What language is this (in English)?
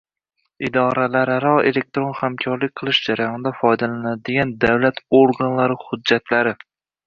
Uzbek